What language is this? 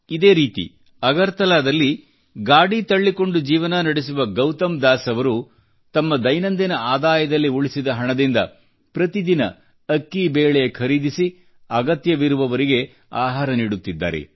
Kannada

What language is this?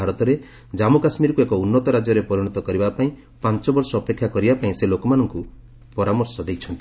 Odia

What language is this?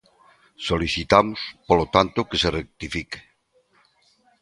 Galician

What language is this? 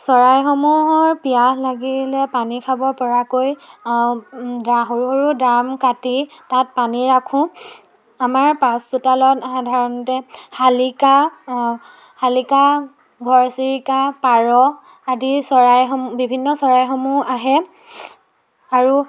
Assamese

